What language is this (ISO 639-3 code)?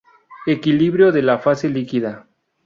spa